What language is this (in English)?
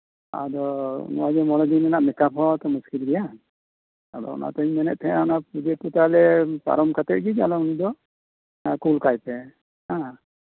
Santali